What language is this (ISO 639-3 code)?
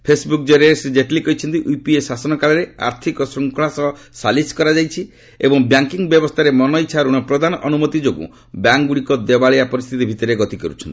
ori